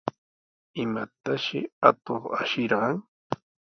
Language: Sihuas Ancash Quechua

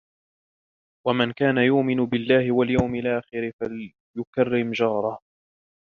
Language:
Arabic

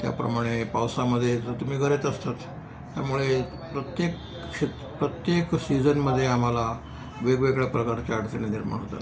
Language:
Marathi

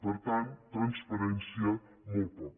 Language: Catalan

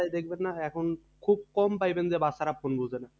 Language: Bangla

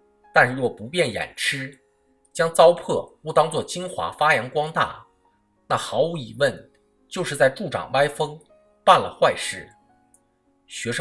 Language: Chinese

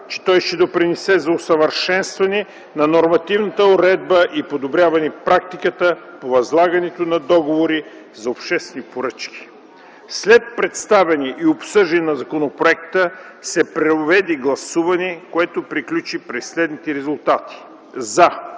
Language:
Bulgarian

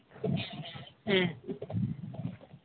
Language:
Santali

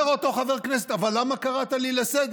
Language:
Hebrew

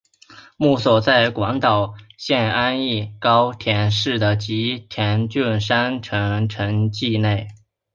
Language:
Chinese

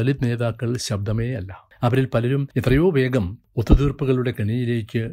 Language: Malayalam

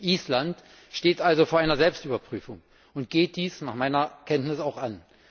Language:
German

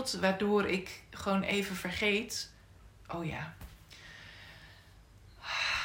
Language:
Dutch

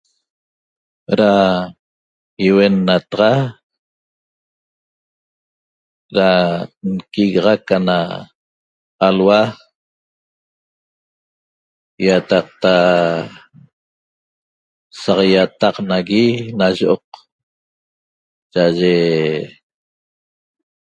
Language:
Toba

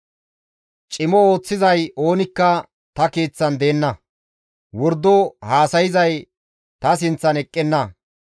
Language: Gamo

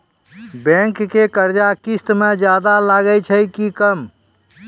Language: Maithili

